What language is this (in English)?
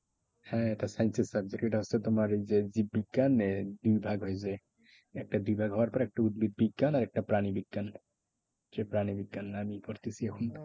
Bangla